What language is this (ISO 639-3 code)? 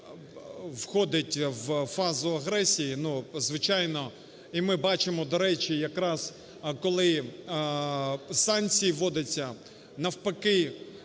ukr